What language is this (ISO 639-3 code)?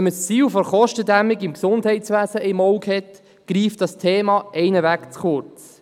gsw